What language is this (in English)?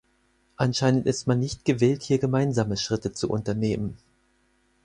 German